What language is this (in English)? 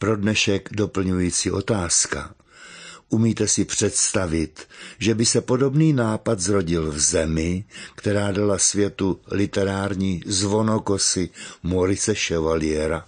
Czech